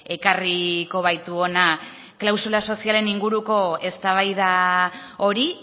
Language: Basque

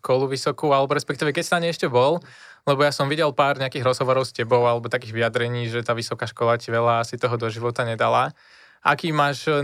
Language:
Slovak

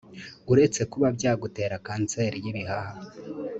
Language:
Kinyarwanda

